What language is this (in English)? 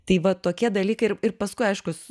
Lithuanian